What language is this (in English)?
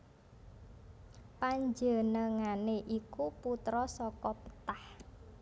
Javanese